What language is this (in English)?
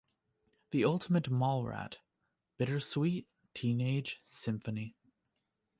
English